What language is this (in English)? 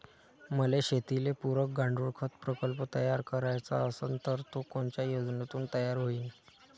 Marathi